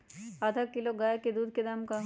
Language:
Magahi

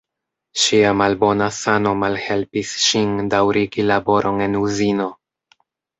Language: Esperanto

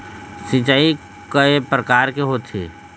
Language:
Chhattisgarhi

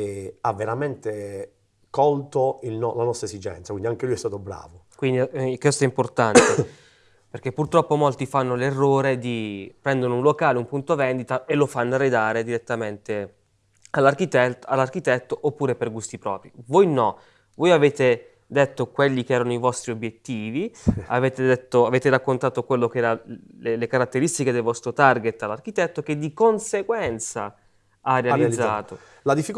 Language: Italian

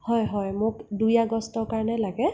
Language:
Assamese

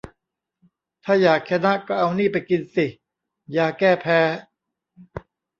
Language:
Thai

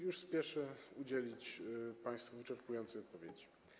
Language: Polish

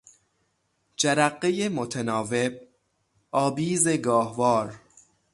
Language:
Persian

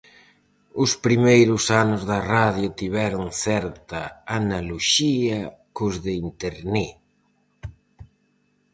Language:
Galician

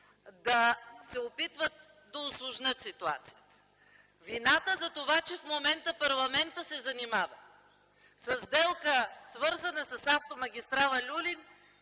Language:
Bulgarian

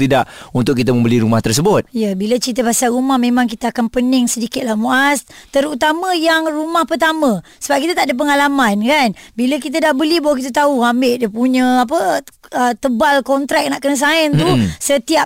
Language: Malay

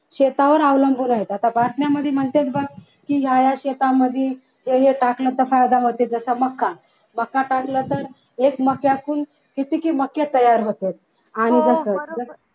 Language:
Marathi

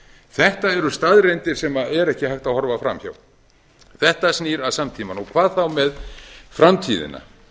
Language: Icelandic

